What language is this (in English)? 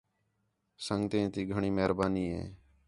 Khetrani